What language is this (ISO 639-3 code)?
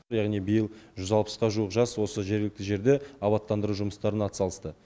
kaz